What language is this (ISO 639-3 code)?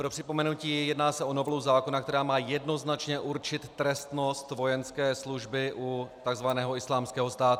ces